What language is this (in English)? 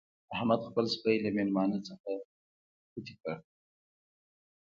Pashto